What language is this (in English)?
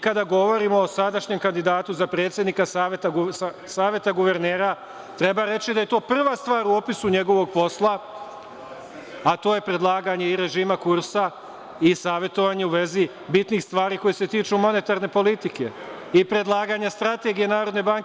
Serbian